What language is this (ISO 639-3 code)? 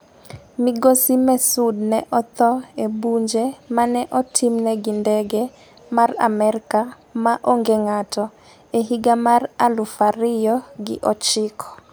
luo